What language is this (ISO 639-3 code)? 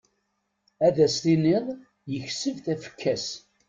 kab